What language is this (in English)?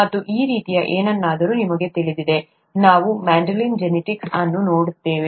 Kannada